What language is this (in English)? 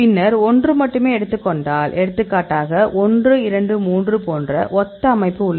Tamil